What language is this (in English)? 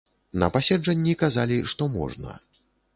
Belarusian